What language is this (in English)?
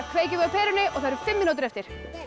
Icelandic